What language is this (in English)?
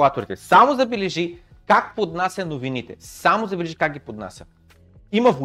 Bulgarian